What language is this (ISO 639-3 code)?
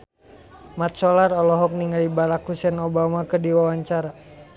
sun